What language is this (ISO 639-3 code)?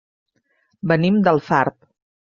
cat